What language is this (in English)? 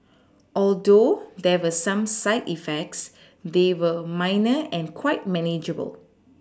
English